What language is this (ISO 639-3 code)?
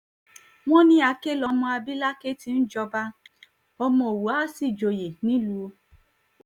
yor